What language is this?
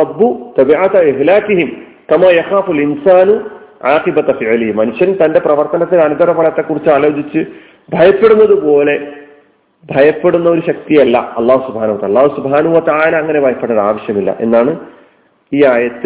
Malayalam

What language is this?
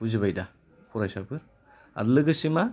Bodo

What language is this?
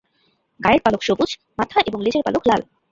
Bangla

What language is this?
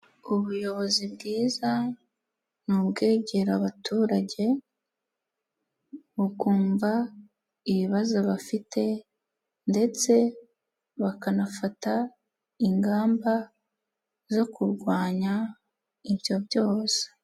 Kinyarwanda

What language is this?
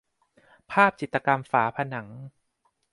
Thai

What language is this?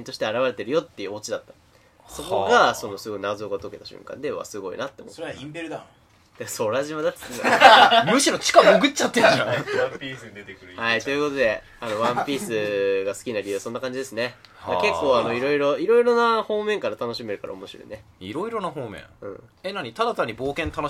Japanese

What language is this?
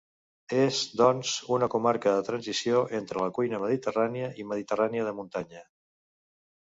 Catalan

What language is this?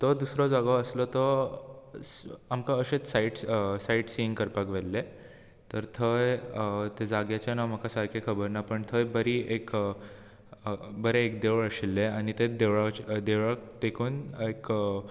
Konkani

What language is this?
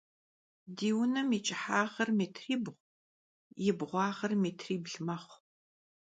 Kabardian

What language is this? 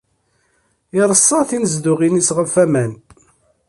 Kabyle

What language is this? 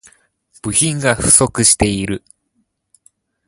Japanese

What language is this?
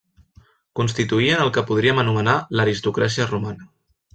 Catalan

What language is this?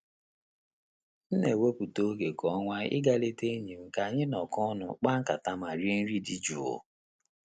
Igbo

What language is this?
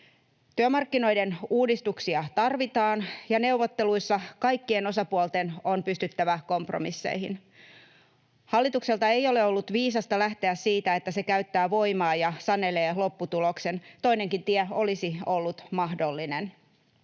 Finnish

